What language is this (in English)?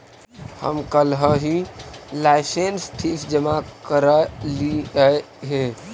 Magahi